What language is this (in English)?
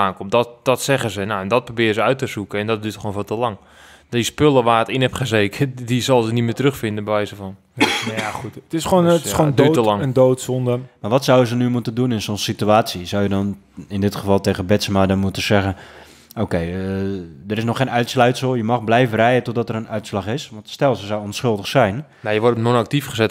Dutch